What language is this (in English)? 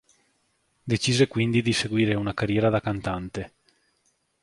Italian